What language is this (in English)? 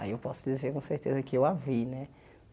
Portuguese